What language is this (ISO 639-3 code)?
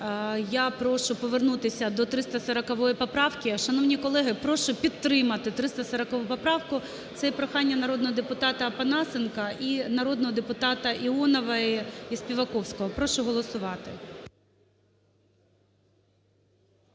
ukr